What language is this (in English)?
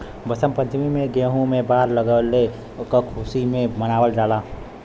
Bhojpuri